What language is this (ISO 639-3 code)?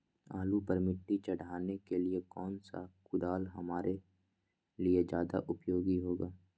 mag